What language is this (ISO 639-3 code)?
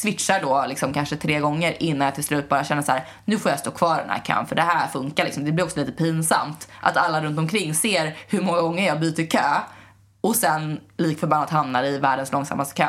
swe